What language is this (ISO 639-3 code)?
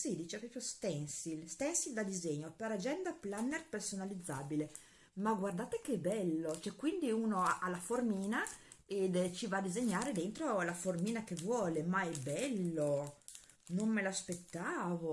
ita